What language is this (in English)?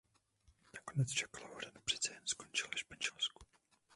Czech